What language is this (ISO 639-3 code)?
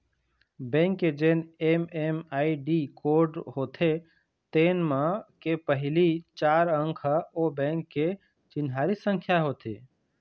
hne